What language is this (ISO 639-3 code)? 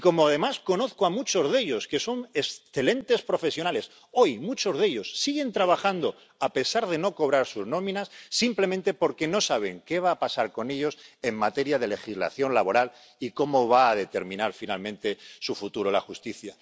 spa